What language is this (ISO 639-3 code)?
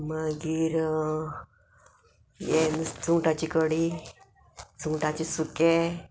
kok